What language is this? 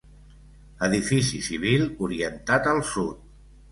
Catalan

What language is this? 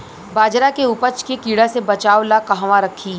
Bhojpuri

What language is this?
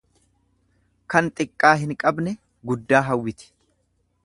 Oromo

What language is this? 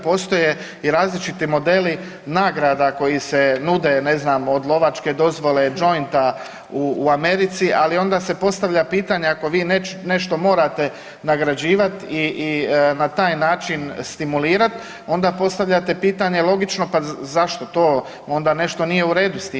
Croatian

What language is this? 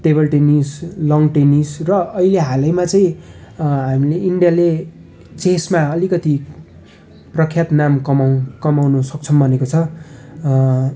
Nepali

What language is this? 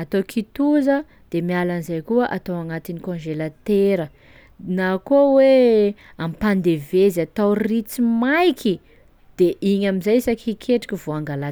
Sakalava Malagasy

